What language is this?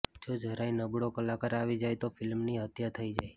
Gujarati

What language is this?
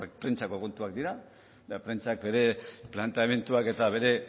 Basque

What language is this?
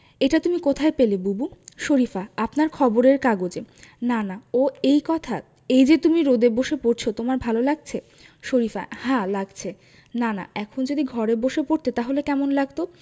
Bangla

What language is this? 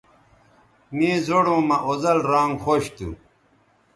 Bateri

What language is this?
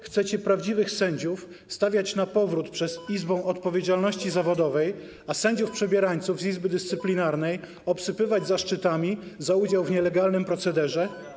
Polish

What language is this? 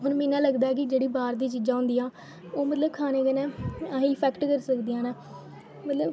Dogri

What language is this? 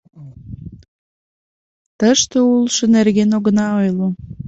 Mari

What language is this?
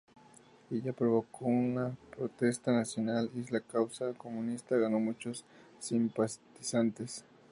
Spanish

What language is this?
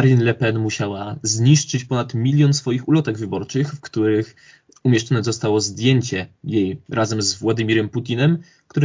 Polish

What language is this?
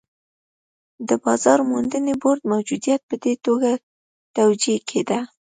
Pashto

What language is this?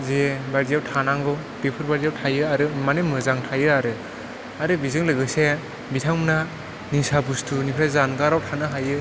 Bodo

